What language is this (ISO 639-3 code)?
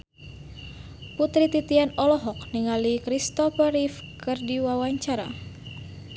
sun